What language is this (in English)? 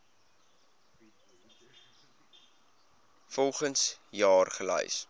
Afrikaans